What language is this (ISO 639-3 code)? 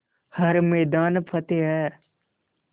hin